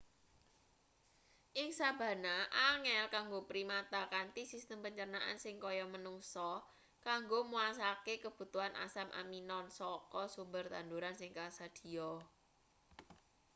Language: Javanese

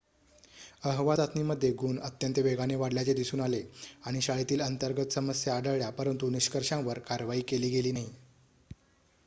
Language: Marathi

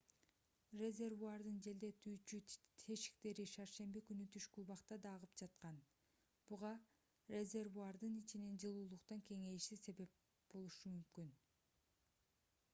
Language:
Kyrgyz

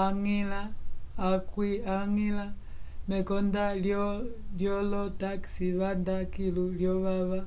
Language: Umbundu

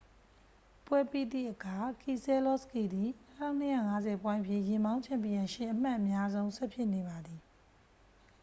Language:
Burmese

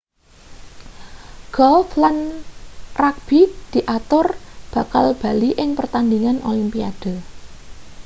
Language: Javanese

